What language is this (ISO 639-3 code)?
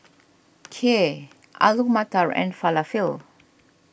eng